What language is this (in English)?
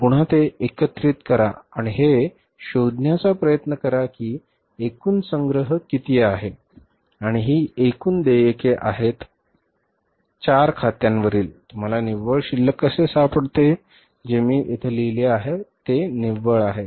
Marathi